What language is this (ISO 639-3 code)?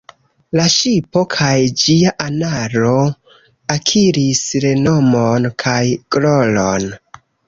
epo